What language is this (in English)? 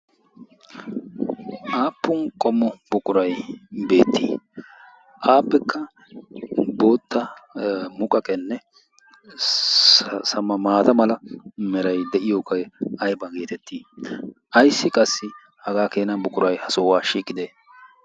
Wolaytta